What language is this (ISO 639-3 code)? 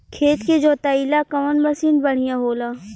bho